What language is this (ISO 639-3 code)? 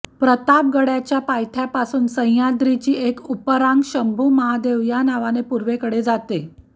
mar